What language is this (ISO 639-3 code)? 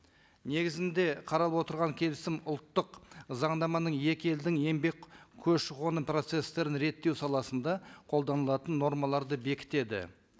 kaz